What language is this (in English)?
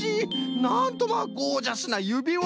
Japanese